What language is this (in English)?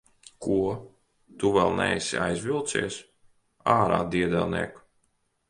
Latvian